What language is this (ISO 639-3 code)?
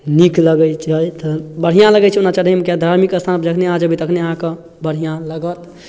mai